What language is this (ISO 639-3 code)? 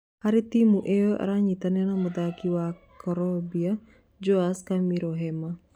kik